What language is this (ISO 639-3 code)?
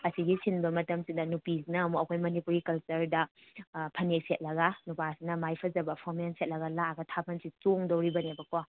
mni